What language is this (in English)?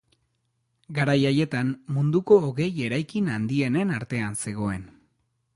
Basque